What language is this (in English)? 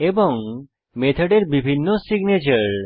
Bangla